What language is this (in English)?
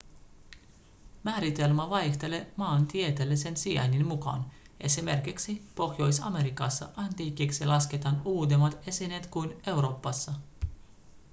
Finnish